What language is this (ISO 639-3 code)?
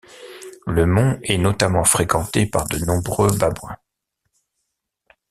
fra